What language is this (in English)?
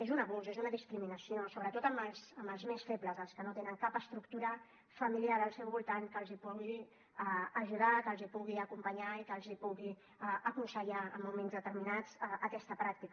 Catalan